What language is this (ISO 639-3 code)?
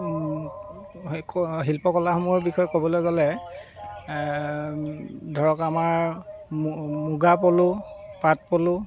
asm